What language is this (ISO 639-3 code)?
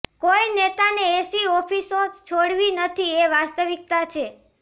guj